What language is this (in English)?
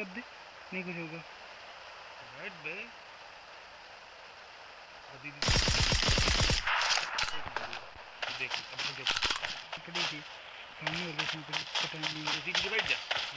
Hindi